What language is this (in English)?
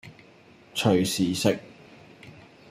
Cantonese